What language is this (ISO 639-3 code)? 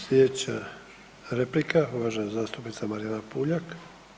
hrv